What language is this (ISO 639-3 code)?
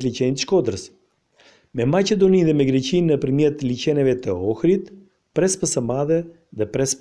ron